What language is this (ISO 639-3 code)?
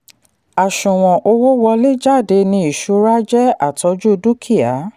yor